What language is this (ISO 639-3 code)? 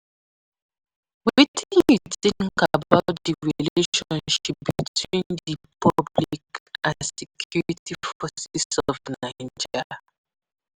pcm